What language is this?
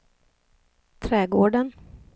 Swedish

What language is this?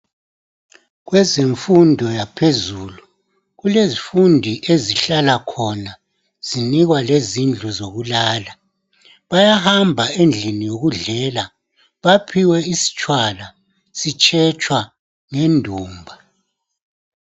North Ndebele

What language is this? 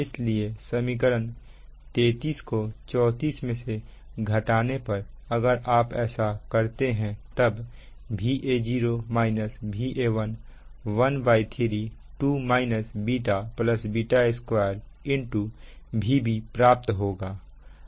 Hindi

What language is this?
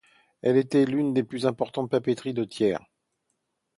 French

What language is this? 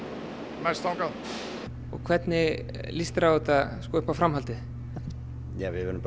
Icelandic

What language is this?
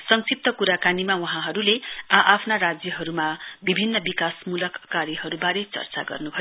Nepali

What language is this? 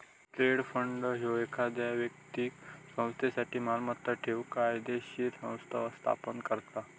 Marathi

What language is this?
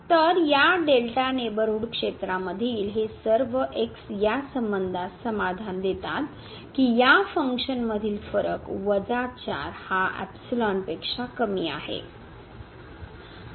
Marathi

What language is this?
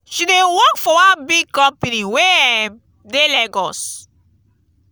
Nigerian Pidgin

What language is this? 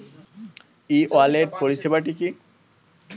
Bangla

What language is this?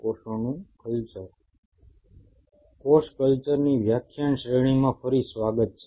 Gujarati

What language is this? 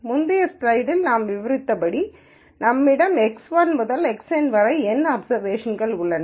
Tamil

